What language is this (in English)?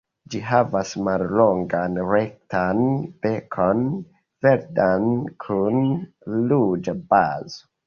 Esperanto